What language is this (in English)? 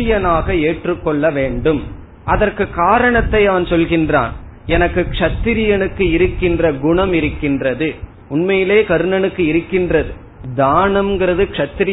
Tamil